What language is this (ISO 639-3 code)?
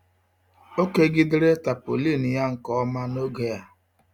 ibo